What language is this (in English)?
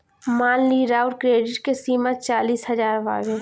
Bhojpuri